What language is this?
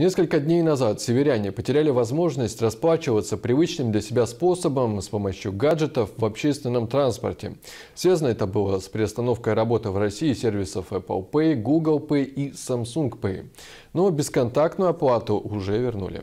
Russian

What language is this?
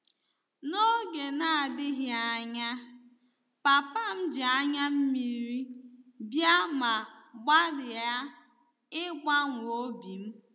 Igbo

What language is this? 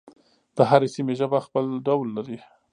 Pashto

